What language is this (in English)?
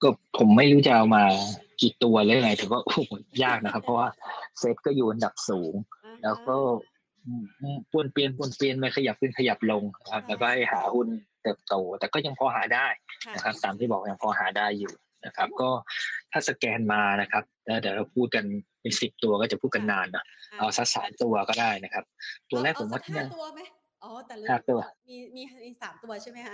Thai